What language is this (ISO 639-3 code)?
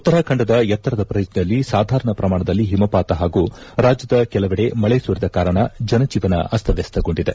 kan